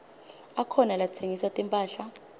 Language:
Swati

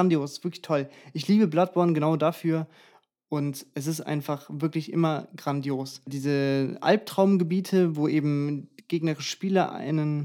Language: German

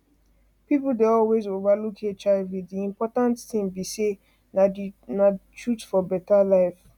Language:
Nigerian Pidgin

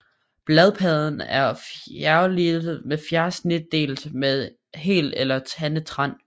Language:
Danish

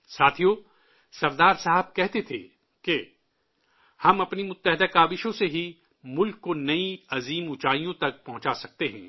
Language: Urdu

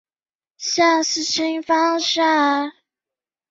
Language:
Chinese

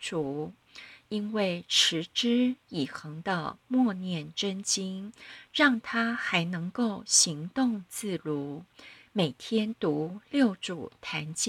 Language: Chinese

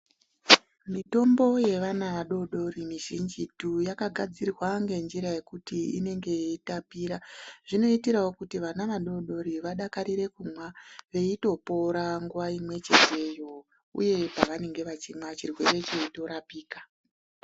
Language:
Ndau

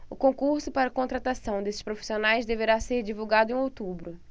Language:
Portuguese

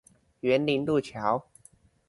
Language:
Chinese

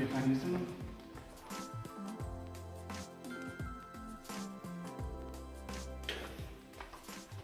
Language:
Turkish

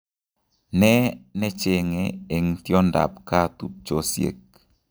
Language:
Kalenjin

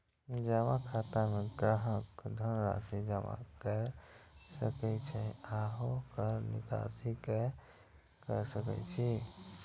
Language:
Maithili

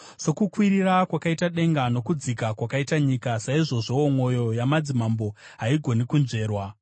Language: Shona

